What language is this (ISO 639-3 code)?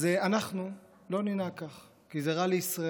heb